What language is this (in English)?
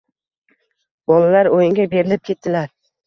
Uzbek